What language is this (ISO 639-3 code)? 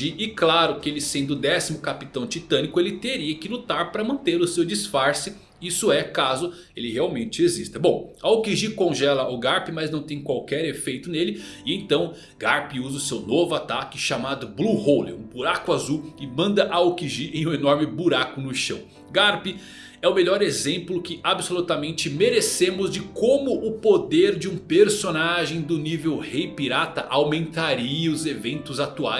por